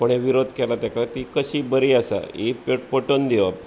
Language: Konkani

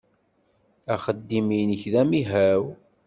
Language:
Kabyle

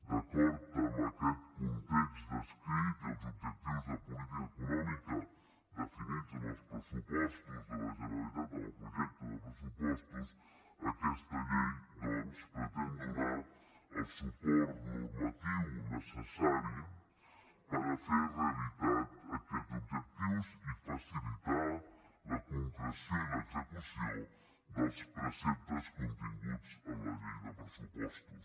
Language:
Catalan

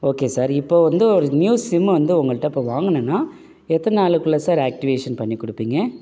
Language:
Tamil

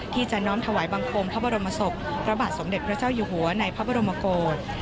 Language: Thai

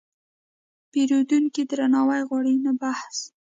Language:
Pashto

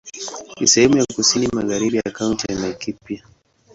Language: Swahili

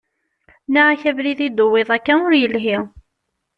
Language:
Kabyle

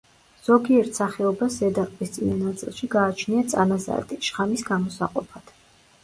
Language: Georgian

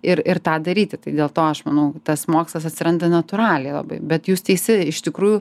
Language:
Lithuanian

